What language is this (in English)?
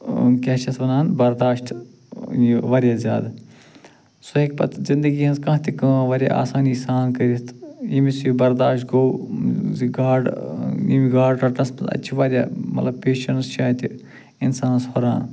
Kashmiri